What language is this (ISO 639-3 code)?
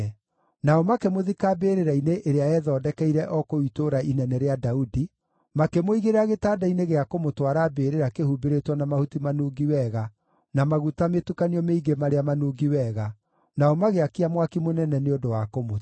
kik